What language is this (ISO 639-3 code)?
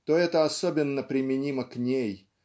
rus